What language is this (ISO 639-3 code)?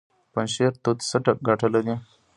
pus